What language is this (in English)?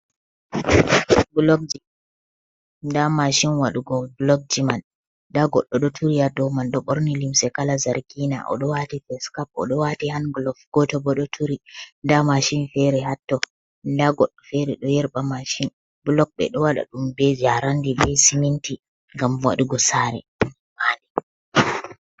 Fula